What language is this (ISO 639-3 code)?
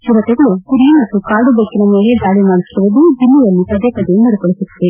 kan